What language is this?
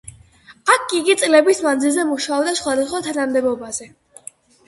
Georgian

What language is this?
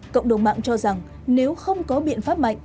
Vietnamese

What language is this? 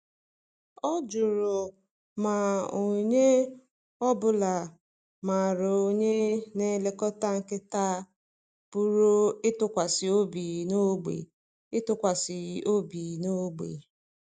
Igbo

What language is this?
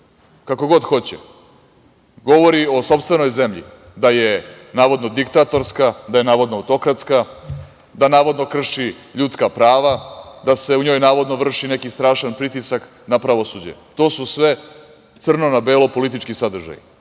Serbian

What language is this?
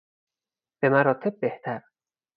Persian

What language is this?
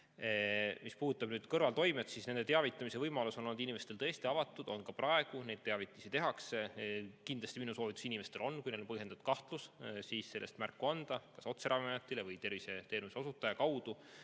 Estonian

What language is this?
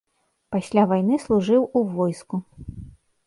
Belarusian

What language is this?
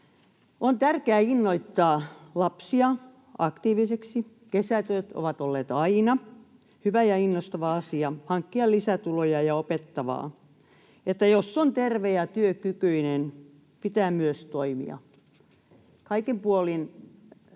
Finnish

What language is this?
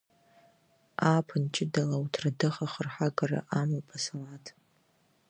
Abkhazian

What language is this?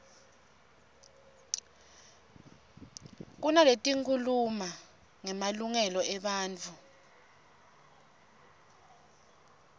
Swati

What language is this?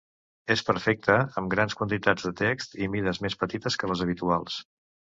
Catalan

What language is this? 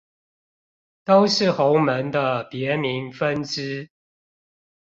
Chinese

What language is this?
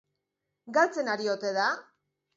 Basque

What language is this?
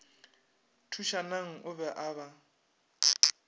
Northern Sotho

